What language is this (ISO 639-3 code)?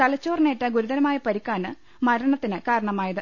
mal